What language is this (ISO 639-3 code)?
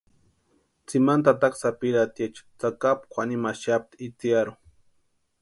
pua